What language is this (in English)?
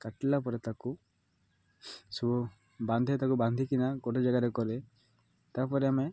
Odia